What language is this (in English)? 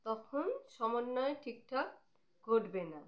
Bangla